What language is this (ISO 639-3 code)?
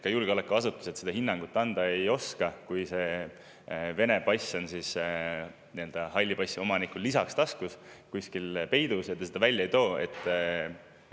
est